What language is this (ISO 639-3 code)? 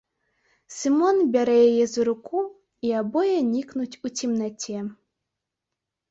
bel